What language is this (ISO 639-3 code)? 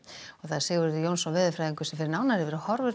isl